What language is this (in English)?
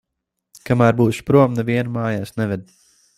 Latvian